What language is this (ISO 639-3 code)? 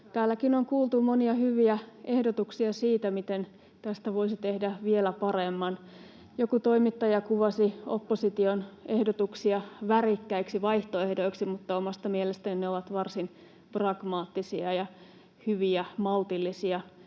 fin